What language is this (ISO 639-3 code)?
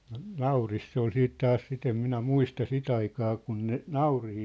fin